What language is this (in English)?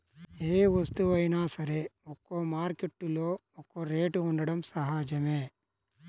Telugu